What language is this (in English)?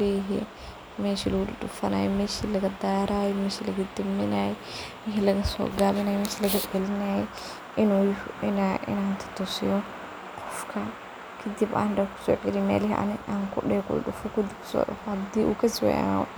Somali